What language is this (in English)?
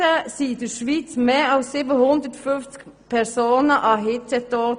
Swiss German